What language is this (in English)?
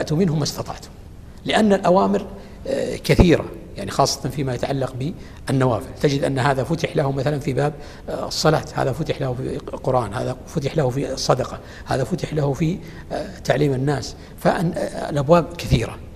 Arabic